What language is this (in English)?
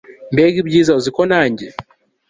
Kinyarwanda